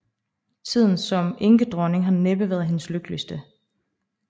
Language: Danish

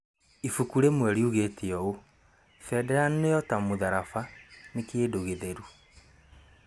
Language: Kikuyu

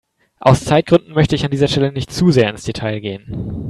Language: German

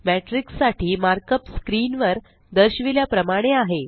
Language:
Marathi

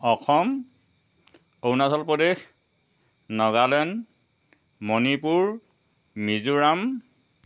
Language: Assamese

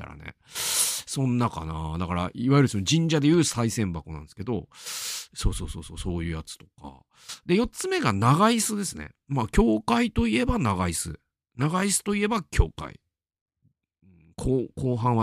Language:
Japanese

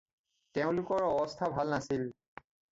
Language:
Assamese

